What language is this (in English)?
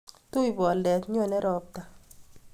Kalenjin